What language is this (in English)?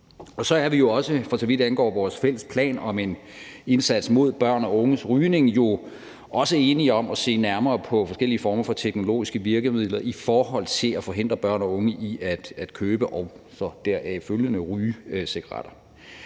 Danish